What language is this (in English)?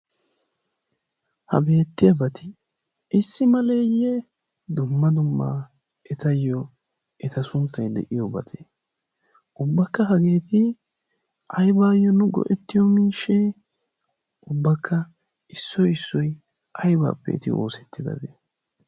Wolaytta